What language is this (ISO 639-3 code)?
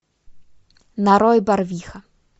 rus